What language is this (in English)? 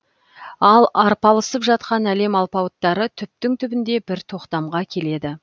Kazakh